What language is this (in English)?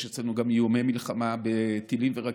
Hebrew